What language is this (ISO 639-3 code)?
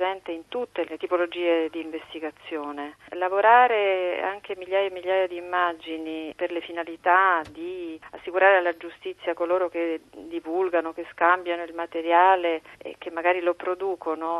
ita